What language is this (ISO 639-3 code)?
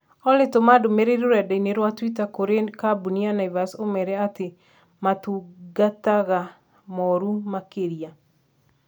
kik